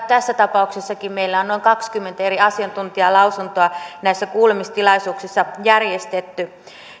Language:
Finnish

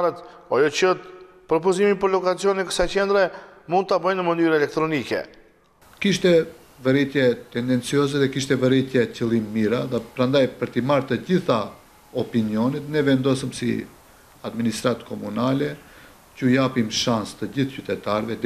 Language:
Romanian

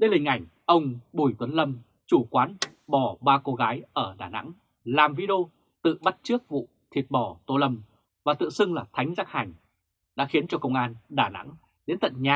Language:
Vietnamese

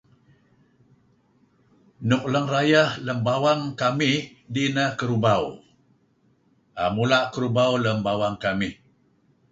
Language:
Kelabit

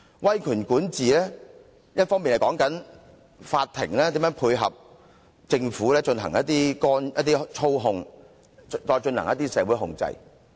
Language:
Cantonese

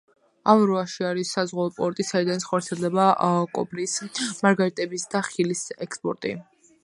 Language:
Georgian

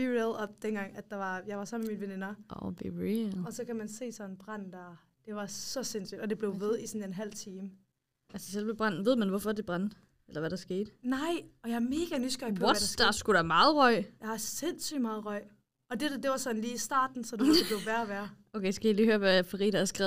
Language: Danish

